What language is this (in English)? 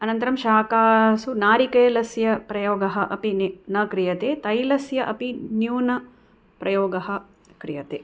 Sanskrit